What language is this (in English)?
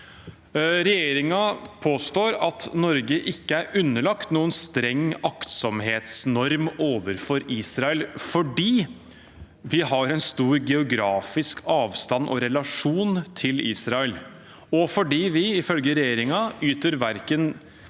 Norwegian